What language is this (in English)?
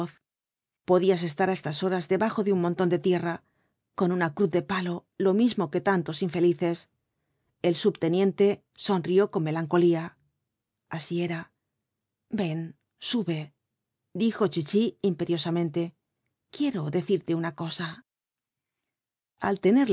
Spanish